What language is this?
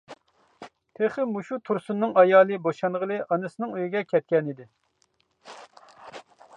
Uyghur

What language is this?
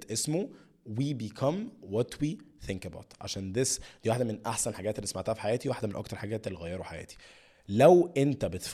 Arabic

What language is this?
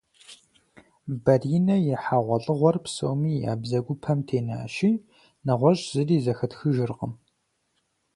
Kabardian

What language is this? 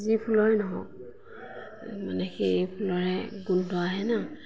Assamese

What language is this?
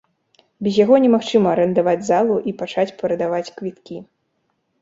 Belarusian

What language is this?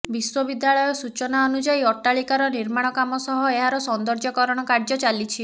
Odia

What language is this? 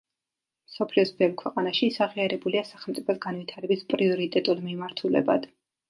Georgian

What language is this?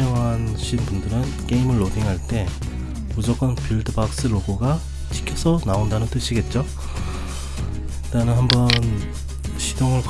Korean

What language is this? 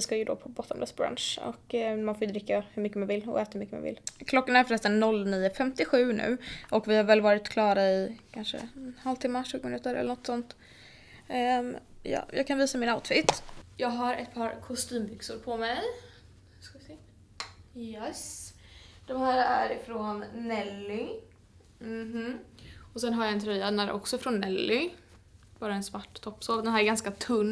Swedish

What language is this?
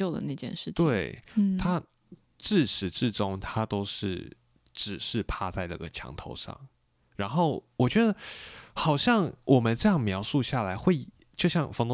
Chinese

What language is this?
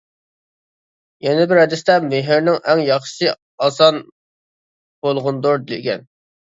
Uyghur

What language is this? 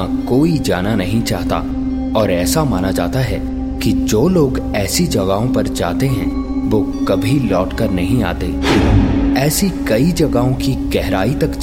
Hindi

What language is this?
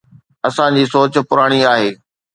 Sindhi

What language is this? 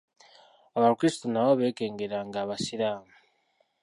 Ganda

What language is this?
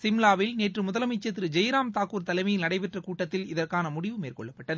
Tamil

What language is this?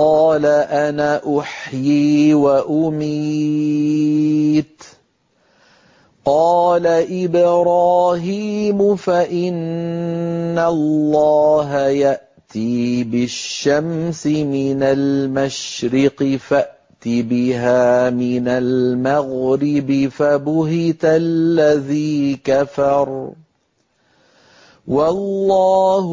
Arabic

